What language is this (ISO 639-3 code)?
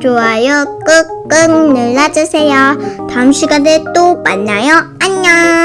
kor